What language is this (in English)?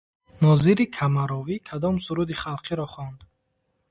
Tajik